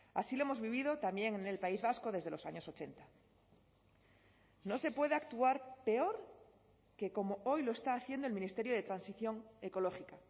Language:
Spanish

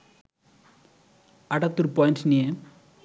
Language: Bangla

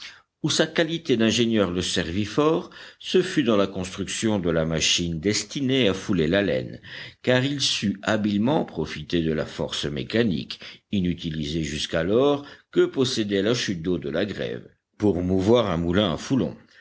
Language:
French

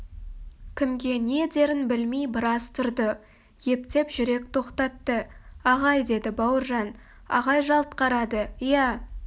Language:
Kazakh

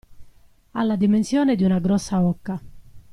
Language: Italian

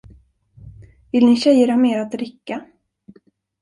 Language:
Swedish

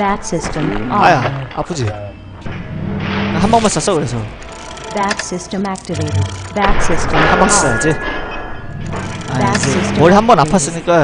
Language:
Korean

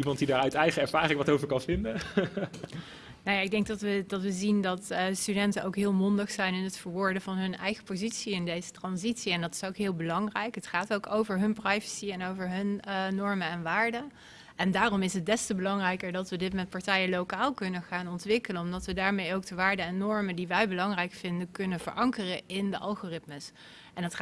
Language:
Dutch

